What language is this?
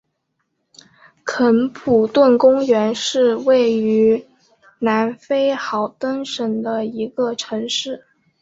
Chinese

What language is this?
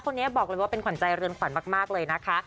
Thai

